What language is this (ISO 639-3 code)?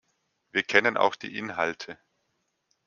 deu